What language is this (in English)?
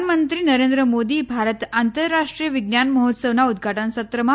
Gujarati